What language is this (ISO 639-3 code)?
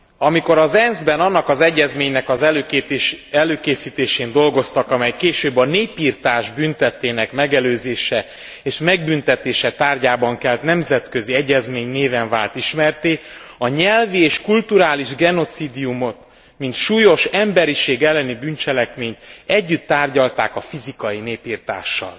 hun